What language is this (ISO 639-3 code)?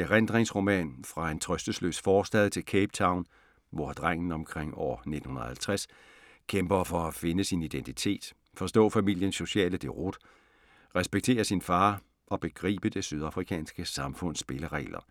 dan